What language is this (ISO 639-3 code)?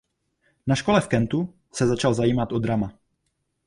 ces